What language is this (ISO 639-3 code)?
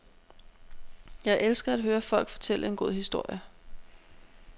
dan